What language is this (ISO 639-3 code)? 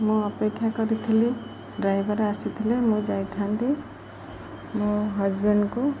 ori